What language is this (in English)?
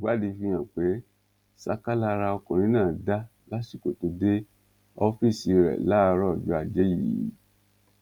Yoruba